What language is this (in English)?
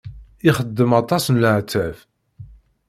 Kabyle